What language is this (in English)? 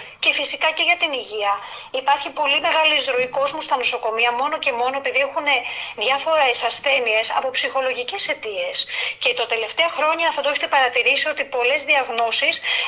Greek